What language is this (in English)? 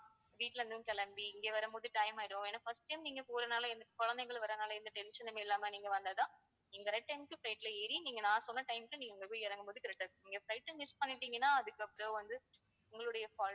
Tamil